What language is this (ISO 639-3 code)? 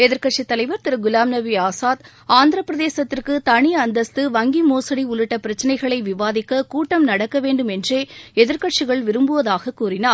tam